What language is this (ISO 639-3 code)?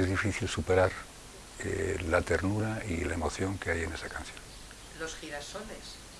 spa